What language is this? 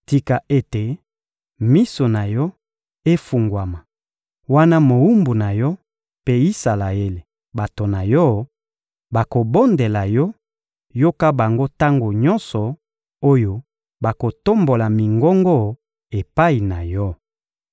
Lingala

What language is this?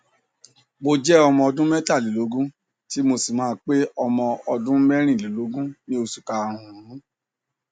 Yoruba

